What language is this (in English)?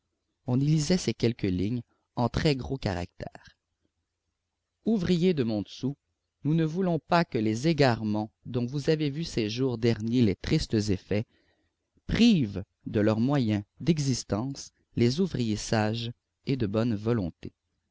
French